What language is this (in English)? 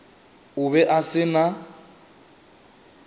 Northern Sotho